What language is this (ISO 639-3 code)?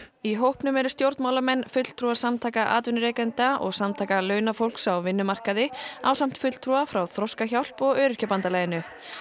isl